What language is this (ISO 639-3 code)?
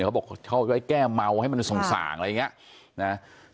tha